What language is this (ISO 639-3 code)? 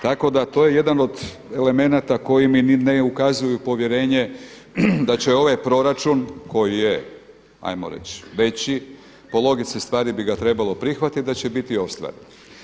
hrv